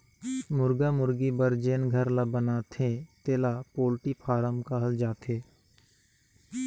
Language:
Chhattisgarhi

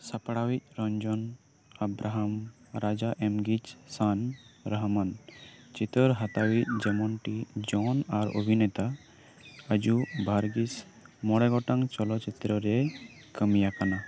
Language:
Santali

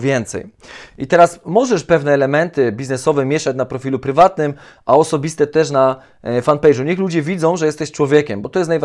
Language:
Polish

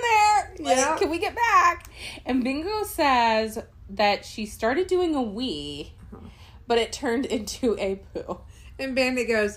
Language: English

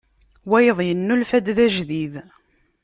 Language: Kabyle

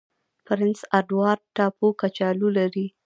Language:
Pashto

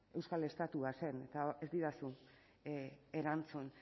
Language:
Basque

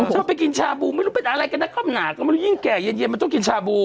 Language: Thai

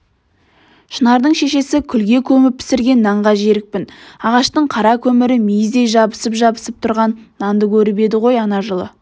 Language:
Kazakh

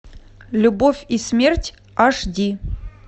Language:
Russian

